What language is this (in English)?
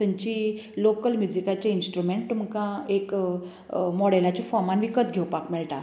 Konkani